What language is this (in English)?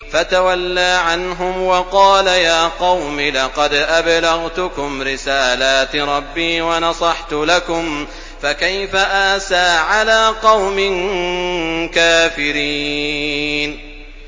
Arabic